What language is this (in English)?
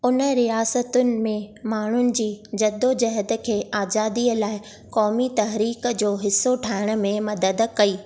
Sindhi